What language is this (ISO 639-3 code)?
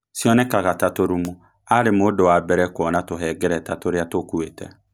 kik